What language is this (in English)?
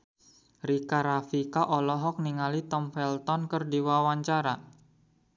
Sundanese